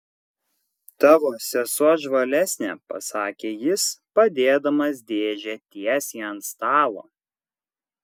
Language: Lithuanian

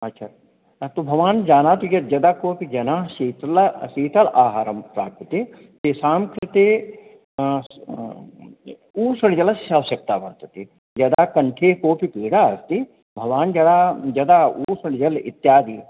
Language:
Sanskrit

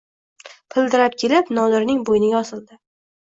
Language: Uzbek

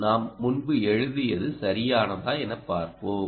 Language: Tamil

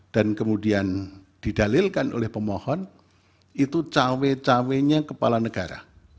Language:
Indonesian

